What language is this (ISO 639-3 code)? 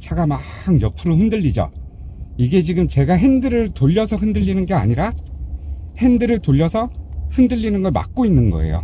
kor